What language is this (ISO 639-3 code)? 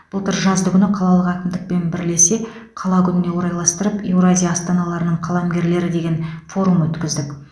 kaz